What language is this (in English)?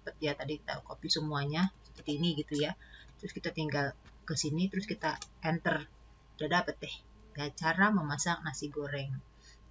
Indonesian